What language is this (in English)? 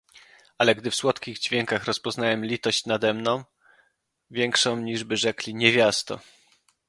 Polish